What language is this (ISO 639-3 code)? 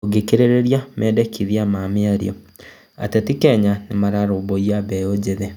kik